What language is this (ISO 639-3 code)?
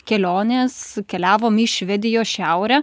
lit